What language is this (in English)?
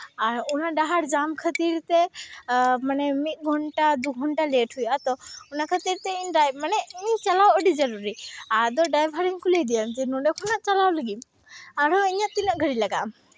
Santali